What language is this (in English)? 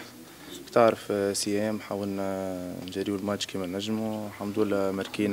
Arabic